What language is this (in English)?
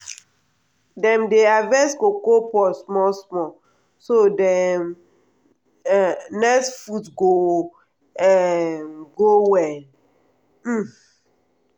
Nigerian Pidgin